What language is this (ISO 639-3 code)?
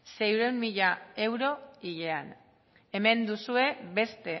eus